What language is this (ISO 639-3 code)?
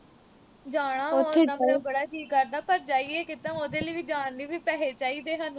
pan